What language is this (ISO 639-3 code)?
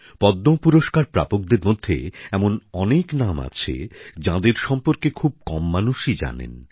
ben